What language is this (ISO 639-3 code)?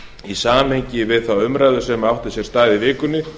isl